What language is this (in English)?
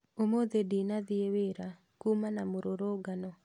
Kikuyu